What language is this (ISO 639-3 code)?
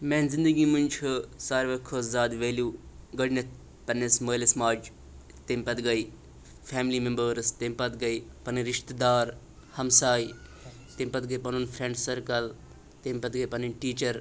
kas